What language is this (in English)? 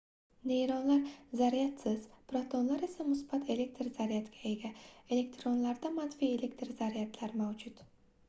Uzbek